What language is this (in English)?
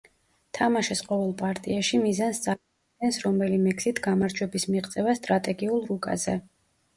Georgian